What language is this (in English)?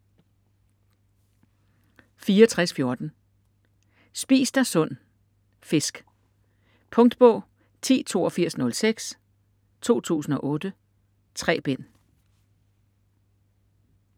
Danish